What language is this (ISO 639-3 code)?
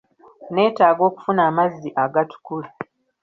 lug